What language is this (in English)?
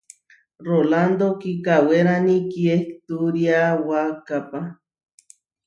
Huarijio